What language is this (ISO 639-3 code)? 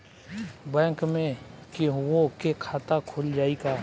bho